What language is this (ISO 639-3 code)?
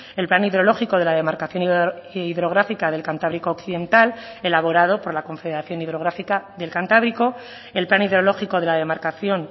spa